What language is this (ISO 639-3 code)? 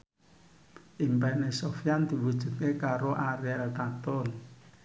jav